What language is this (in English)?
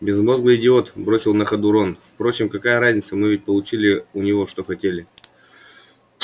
Russian